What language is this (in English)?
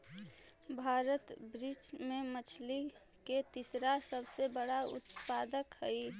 Magahi